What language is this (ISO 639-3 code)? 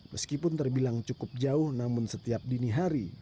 ind